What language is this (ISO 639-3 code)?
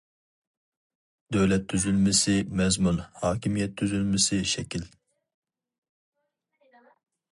uig